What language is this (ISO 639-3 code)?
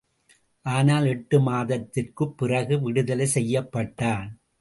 tam